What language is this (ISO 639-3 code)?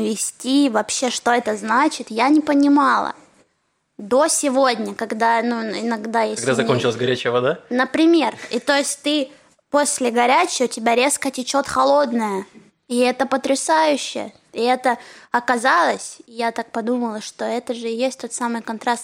rus